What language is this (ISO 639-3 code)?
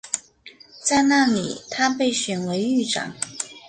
zho